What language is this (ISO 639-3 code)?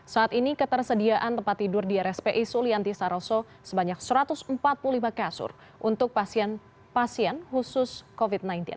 ind